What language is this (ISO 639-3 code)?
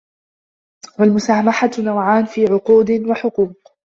ara